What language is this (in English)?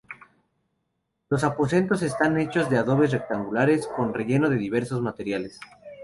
Spanish